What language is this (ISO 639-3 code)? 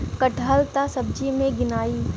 bho